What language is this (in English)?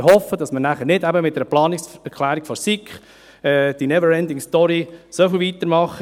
Swiss German